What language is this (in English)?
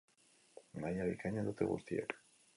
Basque